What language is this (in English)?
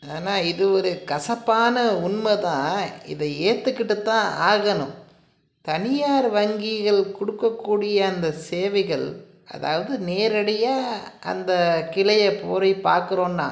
Tamil